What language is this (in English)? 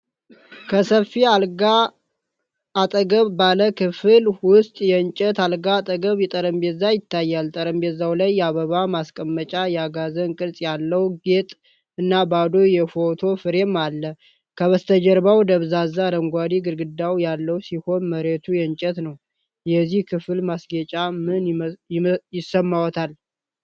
Amharic